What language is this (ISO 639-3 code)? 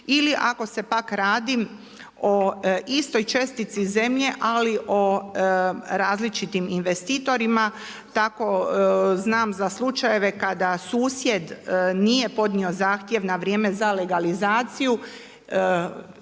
hrv